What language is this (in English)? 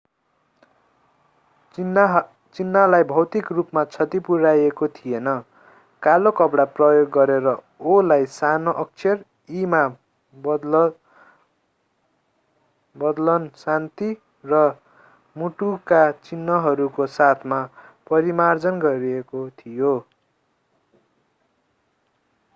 Nepali